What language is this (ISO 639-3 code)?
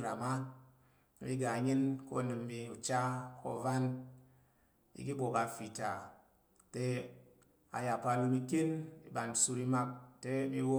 yer